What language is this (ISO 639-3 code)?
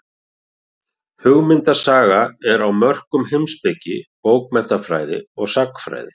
isl